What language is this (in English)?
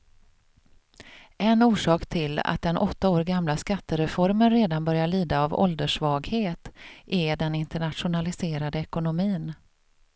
Swedish